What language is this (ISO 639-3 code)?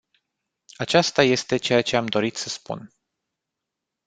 ron